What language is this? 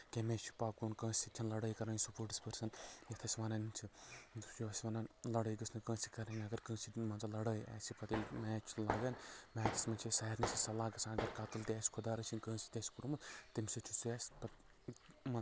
Kashmiri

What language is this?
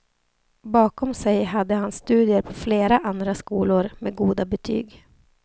Swedish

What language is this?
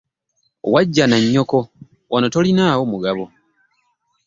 Ganda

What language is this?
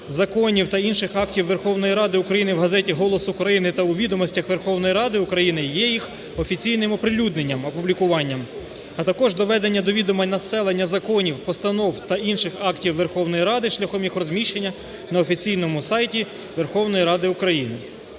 Ukrainian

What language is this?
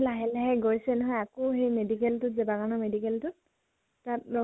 Assamese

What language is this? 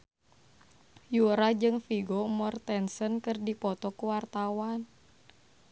Sundanese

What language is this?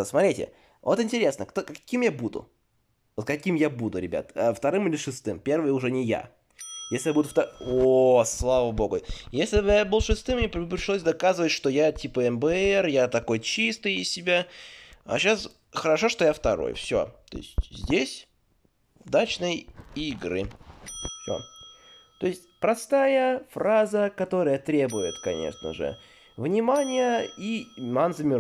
Russian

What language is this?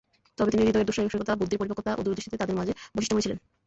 Bangla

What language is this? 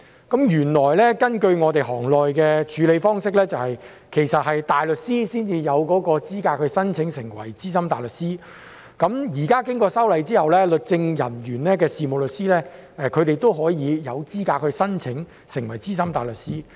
Cantonese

